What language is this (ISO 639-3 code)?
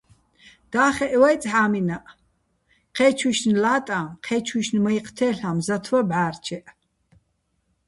bbl